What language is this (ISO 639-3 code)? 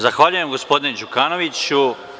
srp